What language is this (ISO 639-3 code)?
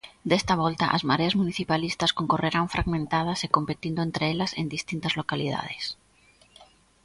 glg